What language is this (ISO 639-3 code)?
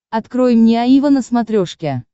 rus